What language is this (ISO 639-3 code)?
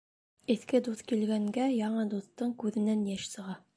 bak